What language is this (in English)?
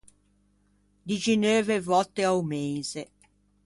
Ligurian